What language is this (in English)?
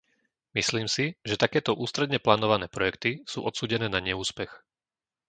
Slovak